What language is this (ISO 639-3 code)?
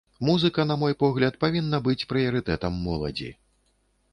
bel